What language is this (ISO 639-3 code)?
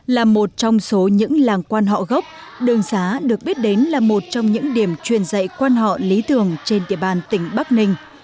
vie